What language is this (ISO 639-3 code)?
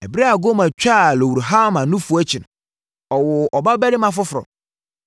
aka